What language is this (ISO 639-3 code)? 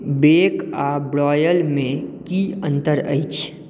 mai